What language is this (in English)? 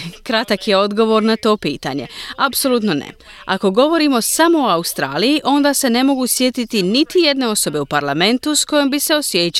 Croatian